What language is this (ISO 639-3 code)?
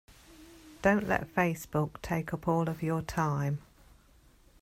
eng